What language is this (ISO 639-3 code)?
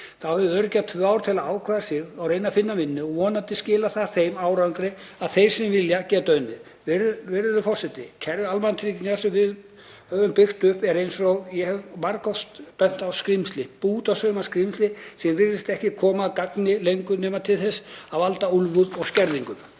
isl